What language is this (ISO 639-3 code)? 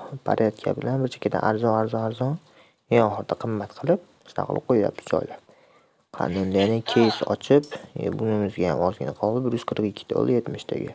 tur